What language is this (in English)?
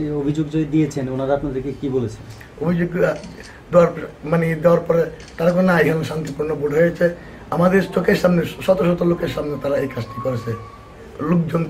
Italian